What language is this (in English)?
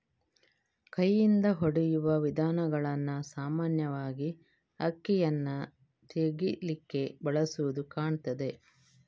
Kannada